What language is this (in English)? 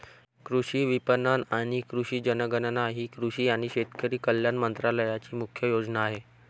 Marathi